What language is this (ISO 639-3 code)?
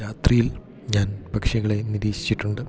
mal